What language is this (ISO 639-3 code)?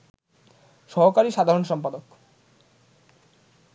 ben